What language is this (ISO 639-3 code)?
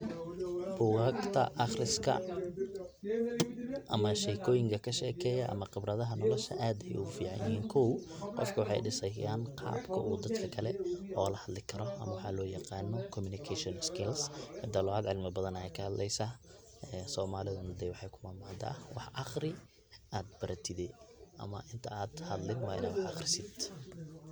som